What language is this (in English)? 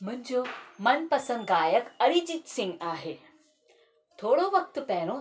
Sindhi